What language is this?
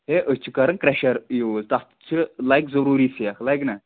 Kashmiri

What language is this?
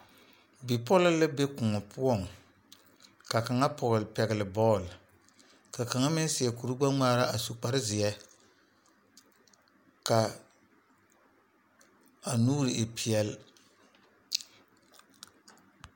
Southern Dagaare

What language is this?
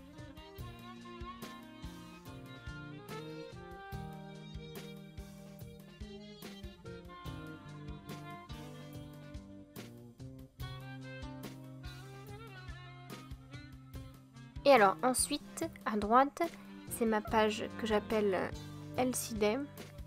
French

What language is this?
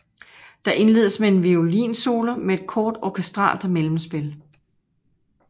Danish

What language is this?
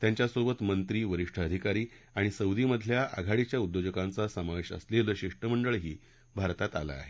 Marathi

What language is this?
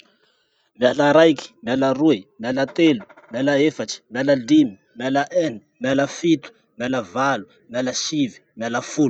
Masikoro Malagasy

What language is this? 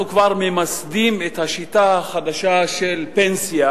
Hebrew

